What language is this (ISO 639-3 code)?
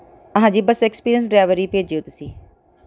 pan